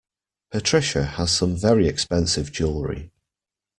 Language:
English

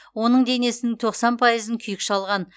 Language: Kazakh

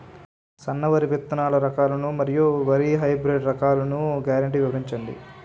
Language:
Telugu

